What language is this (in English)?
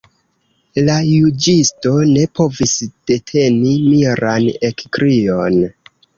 Esperanto